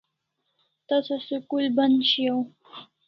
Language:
Kalasha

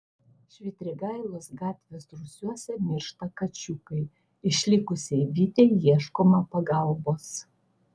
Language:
Lithuanian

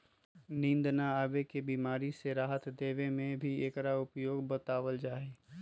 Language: Magahi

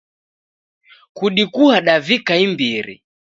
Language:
Taita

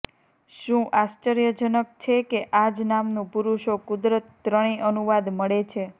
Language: Gujarati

